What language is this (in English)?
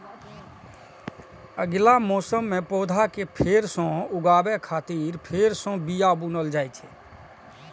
Maithili